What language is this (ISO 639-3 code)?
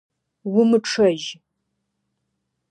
ady